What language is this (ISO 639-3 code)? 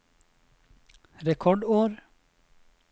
nor